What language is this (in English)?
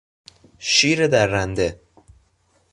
Persian